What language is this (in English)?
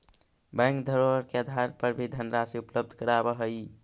Magahi